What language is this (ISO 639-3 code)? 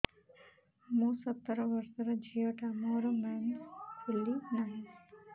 ori